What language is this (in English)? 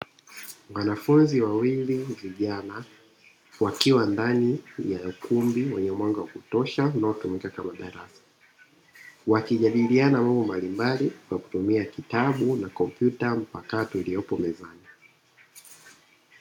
Swahili